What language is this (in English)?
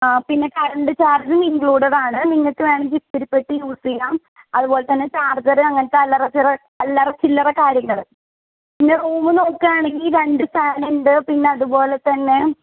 Malayalam